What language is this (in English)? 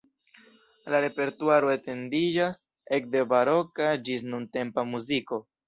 Esperanto